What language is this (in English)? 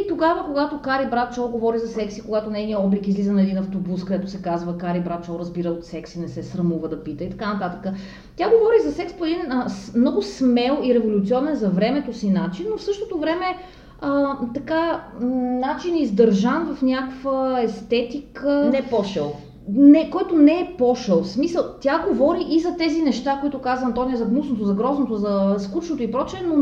Bulgarian